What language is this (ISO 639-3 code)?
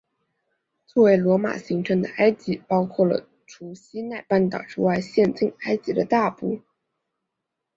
zho